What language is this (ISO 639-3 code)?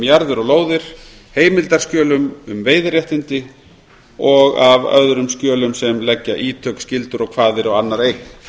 isl